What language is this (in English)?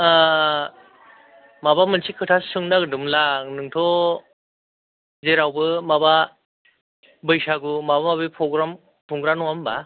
Bodo